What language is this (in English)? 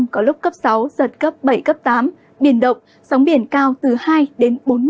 Vietnamese